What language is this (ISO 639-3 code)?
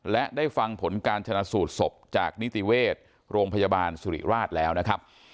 tha